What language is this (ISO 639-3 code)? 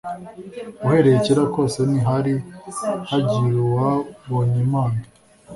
kin